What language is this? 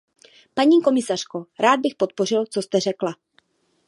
Czech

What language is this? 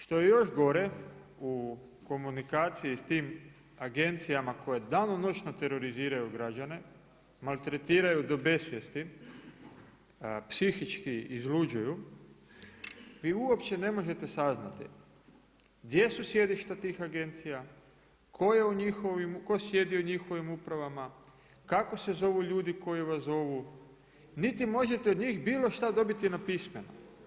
Croatian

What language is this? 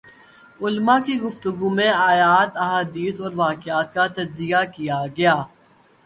Urdu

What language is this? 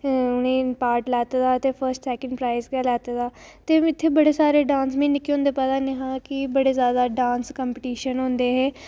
Dogri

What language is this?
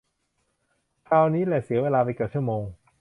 Thai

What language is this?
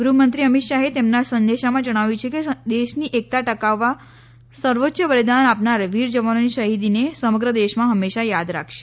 Gujarati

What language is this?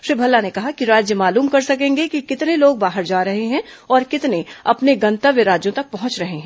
Hindi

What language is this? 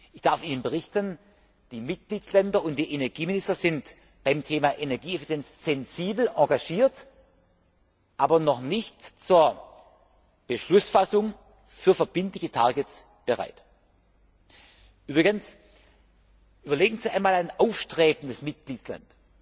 German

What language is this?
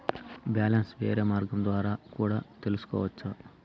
Telugu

